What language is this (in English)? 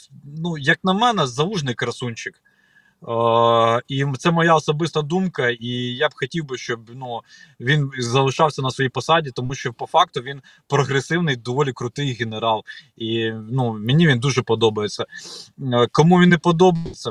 Ukrainian